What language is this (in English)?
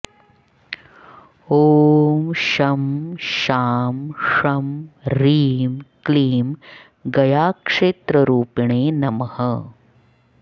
Sanskrit